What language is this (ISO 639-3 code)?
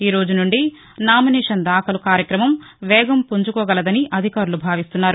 tel